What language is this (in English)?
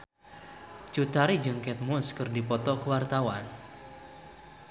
Sundanese